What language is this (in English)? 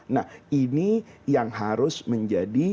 Indonesian